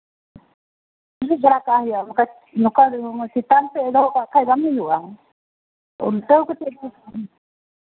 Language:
Santali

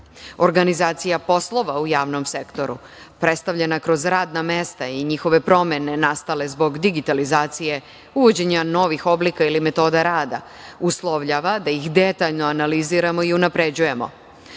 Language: Serbian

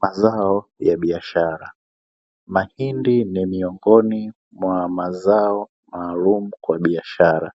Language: Swahili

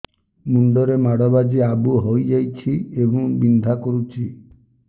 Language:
Odia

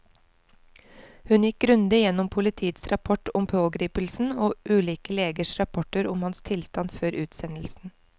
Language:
Norwegian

